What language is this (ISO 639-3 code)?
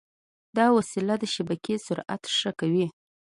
pus